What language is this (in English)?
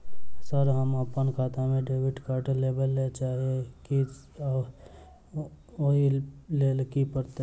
Maithili